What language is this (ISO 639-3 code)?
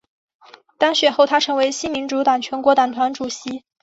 zho